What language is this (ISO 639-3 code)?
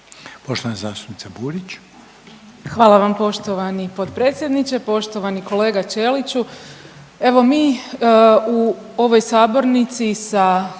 hrv